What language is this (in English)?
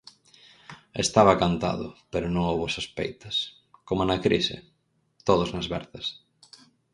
Galician